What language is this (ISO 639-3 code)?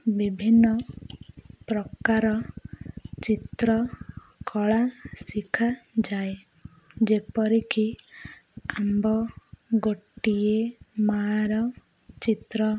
ori